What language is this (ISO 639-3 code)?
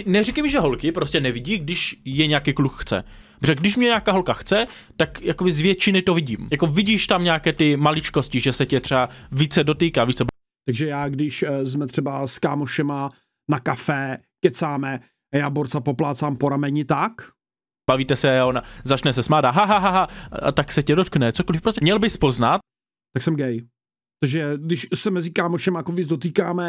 ces